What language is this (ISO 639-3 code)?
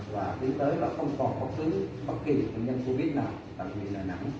vie